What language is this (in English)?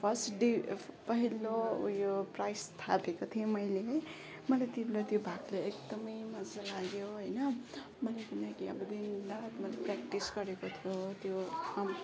Nepali